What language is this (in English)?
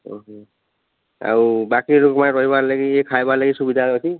Odia